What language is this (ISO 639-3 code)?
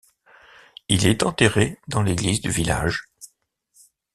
fra